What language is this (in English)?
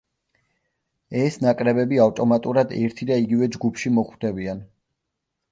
Georgian